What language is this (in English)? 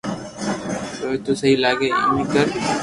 Loarki